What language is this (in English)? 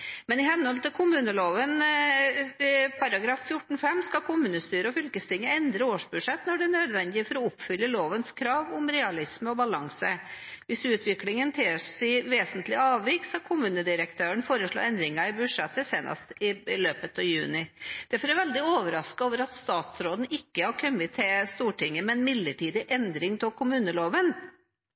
Norwegian Bokmål